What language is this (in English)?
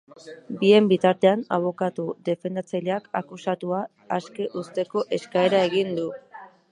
Basque